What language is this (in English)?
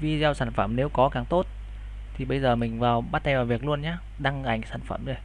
Vietnamese